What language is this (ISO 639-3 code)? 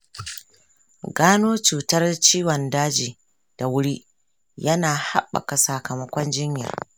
hau